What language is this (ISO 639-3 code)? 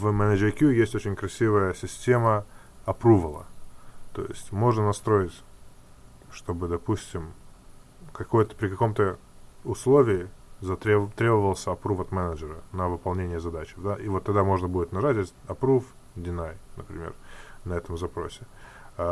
rus